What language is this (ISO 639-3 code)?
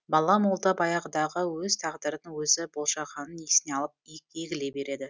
kaz